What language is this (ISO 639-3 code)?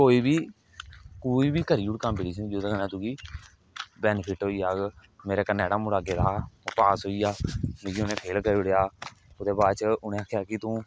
doi